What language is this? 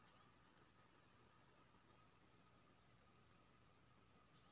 Maithili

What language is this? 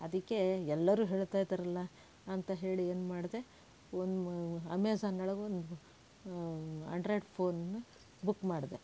Kannada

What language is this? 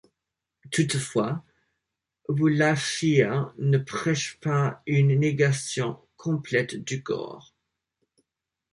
French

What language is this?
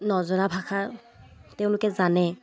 Assamese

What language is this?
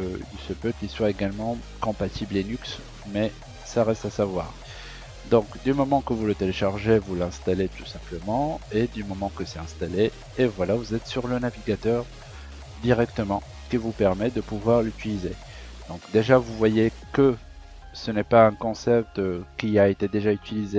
French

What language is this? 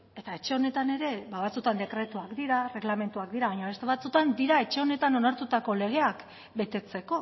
Basque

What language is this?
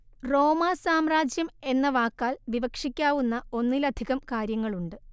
Malayalam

